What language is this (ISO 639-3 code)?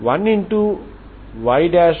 tel